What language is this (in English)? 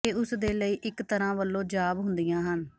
Punjabi